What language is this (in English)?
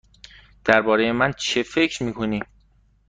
Persian